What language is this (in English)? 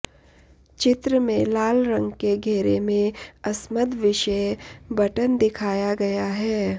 Sanskrit